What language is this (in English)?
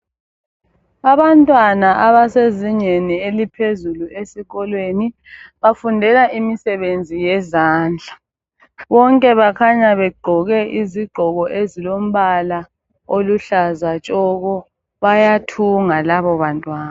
North Ndebele